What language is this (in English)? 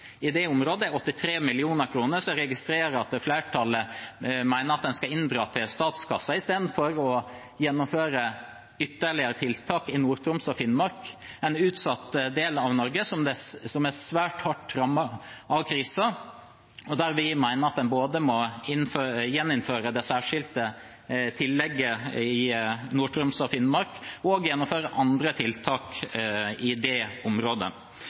Norwegian Bokmål